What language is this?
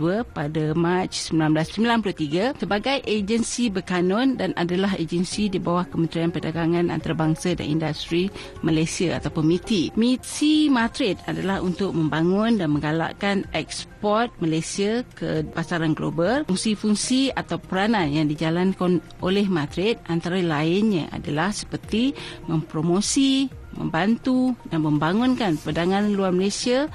Malay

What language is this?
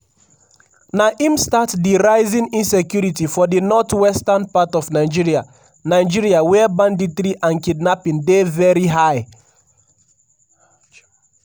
Nigerian Pidgin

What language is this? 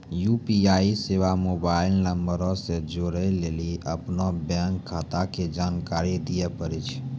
Maithili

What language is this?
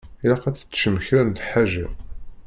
Kabyle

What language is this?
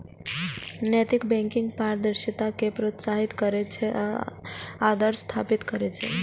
Maithili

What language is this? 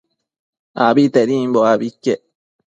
Matsés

